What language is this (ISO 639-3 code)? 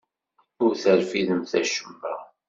kab